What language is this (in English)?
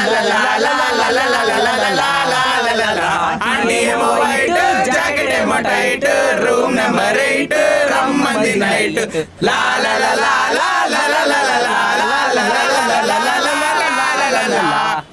Telugu